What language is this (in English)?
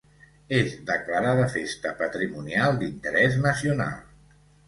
Catalan